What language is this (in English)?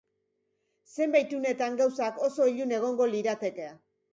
Basque